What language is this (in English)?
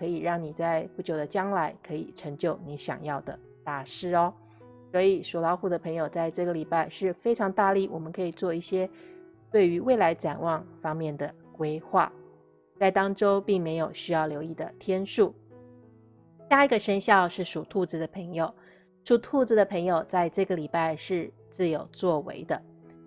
Chinese